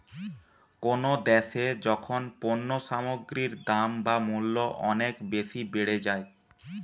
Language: Bangla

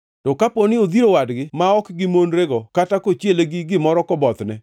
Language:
Luo (Kenya and Tanzania)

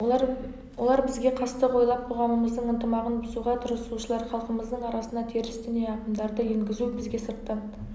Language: Kazakh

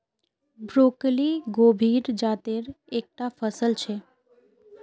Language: Magahi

